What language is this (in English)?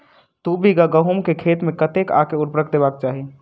Maithili